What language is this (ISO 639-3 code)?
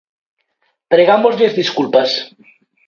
glg